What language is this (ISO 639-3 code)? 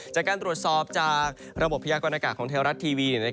tha